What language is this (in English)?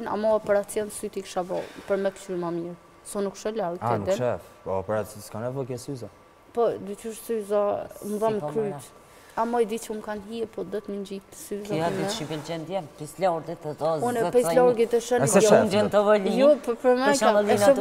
Romanian